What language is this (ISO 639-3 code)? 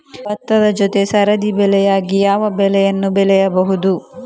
kan